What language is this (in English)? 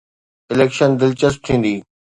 Sindhi